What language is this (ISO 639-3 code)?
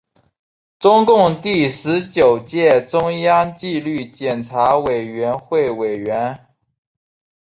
zho